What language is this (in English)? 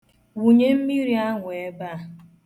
Igbo